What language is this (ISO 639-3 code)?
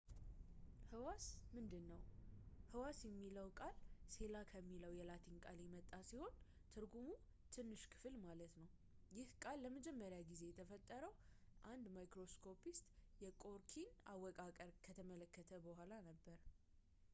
amh